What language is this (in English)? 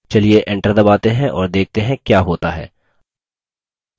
Hindi